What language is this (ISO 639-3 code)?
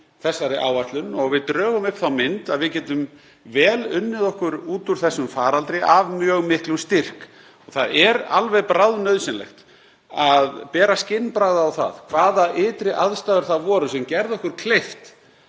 isl